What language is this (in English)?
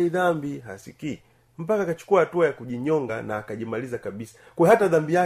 Swahili